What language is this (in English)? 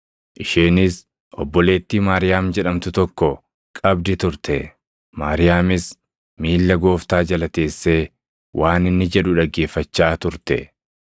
Oromo